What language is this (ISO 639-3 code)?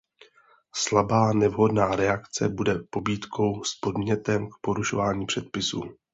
ces